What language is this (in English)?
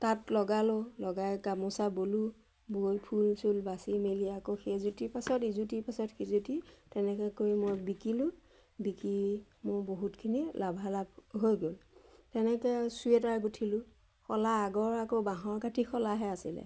Assamese